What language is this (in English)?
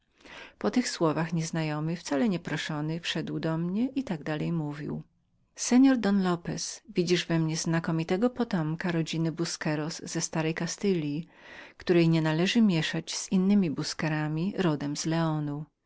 Polish